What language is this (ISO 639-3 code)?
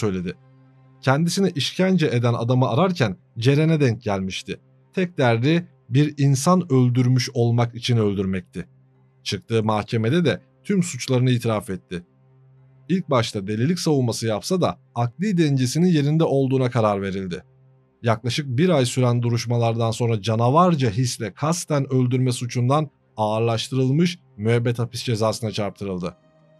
tur